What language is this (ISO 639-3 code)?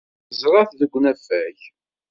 kab